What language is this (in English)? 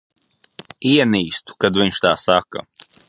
Latvian